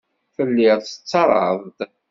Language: Kabyle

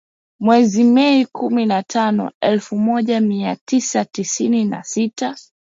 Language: Swahili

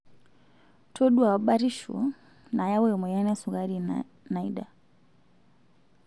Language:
Masai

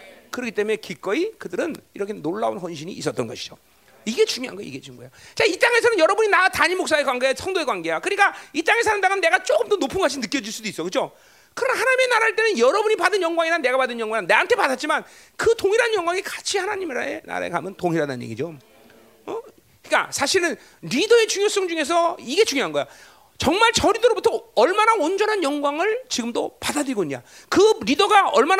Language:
Korean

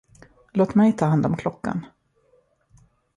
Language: Swedish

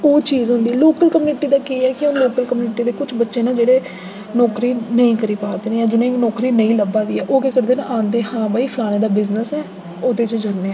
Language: Dogri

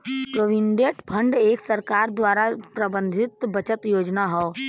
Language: Bhojpuri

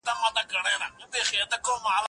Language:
Pashto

